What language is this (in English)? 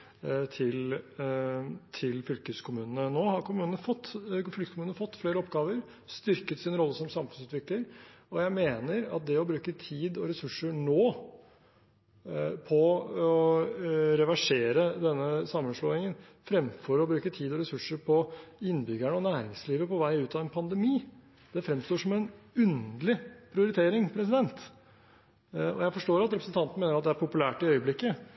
Norwegian Bokmål